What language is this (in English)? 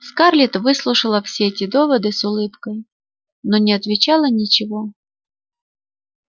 Russian